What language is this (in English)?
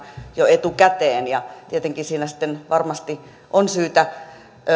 Finnish